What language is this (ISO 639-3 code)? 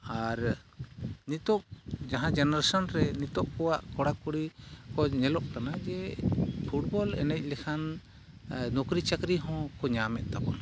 sat